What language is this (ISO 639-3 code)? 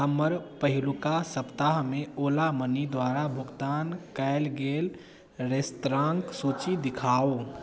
mai